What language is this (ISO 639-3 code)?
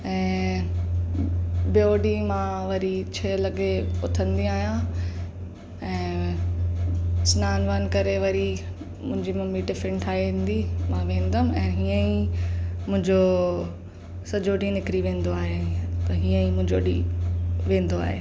snd